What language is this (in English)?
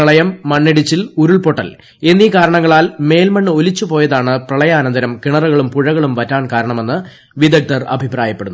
Malayalam